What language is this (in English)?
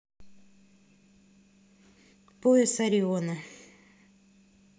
Russian